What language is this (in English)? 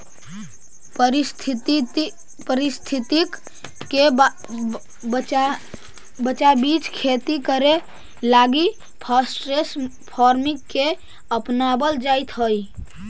Magahi